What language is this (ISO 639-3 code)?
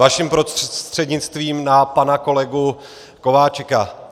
ces